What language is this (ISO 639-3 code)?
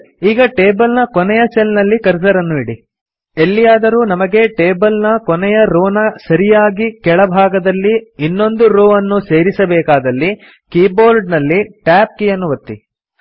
kan